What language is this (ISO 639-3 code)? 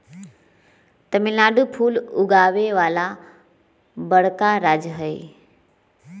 mag